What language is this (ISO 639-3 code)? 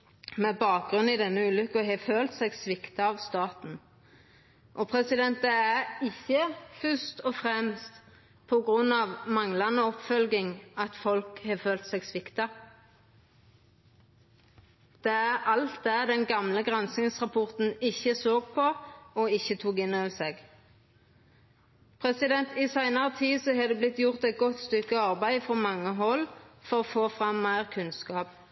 nno